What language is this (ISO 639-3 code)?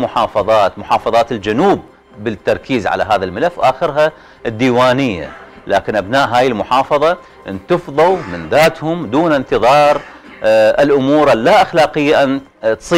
ara